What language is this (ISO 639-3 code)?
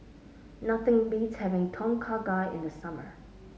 eng